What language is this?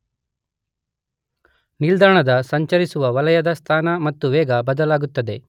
Kannada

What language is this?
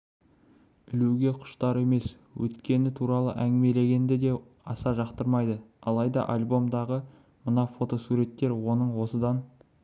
Kazakh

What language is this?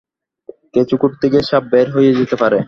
Bangla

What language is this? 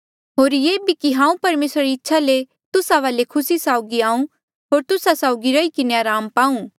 Mandeali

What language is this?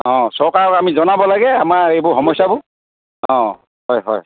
Assamese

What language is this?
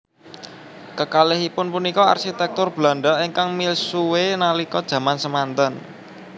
Javanese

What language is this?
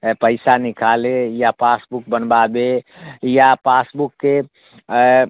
Maithili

